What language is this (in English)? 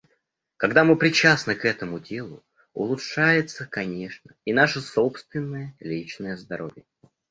Russian